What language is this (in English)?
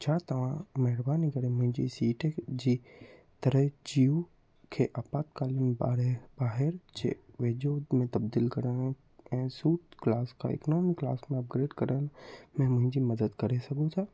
Sindhi